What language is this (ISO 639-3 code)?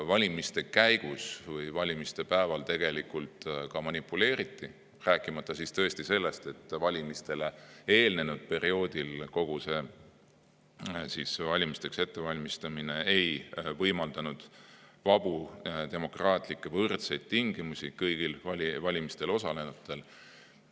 est